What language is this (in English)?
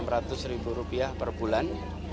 Indonesian